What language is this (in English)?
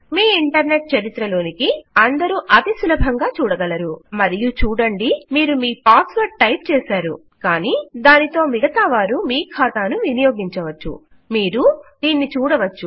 Telugu